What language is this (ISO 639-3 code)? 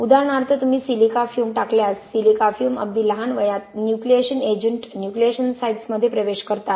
mar